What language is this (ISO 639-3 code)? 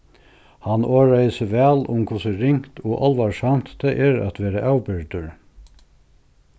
fao